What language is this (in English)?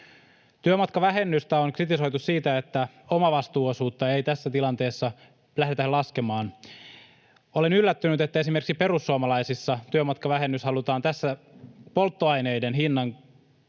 Finnish